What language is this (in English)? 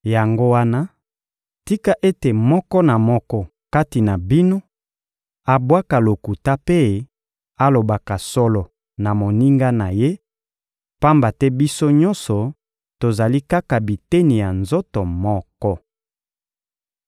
Lingala